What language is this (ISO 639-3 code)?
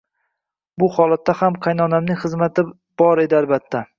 uzb